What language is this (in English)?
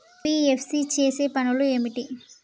Telugu